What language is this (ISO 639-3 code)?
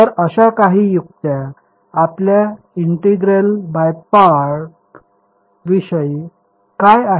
mar